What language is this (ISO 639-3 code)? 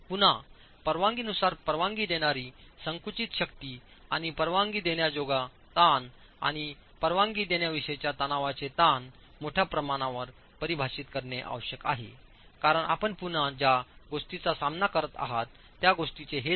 mar